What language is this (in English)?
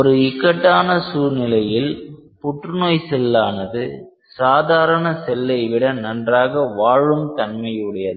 Tamil